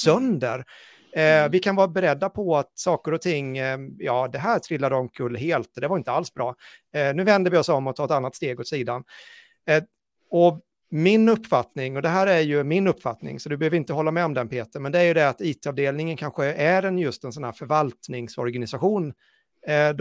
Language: Swedish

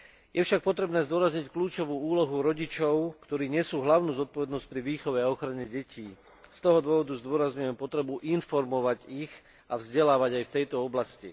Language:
Slovak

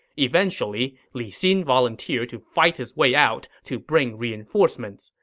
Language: English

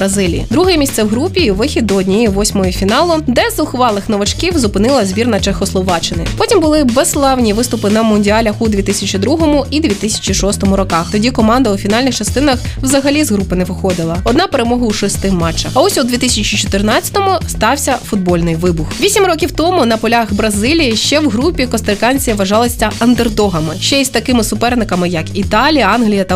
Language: Ukrainian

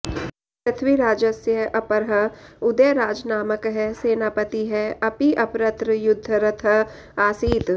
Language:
Sanskrit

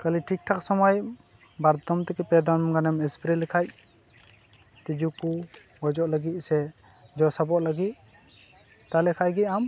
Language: Santali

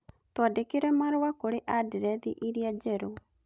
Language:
Kikuyu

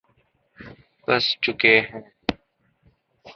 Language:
Urdu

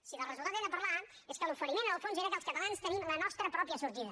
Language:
Catalan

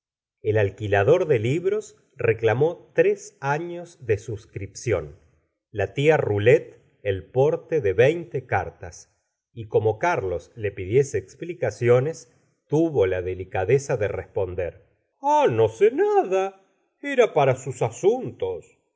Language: Spanish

